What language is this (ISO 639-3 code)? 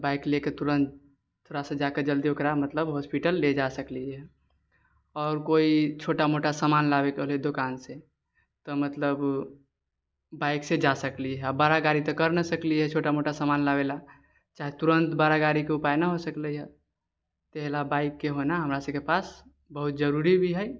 mai